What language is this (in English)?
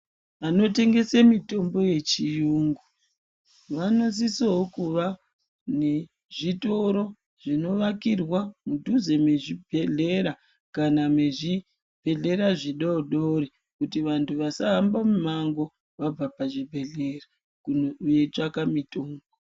Ndau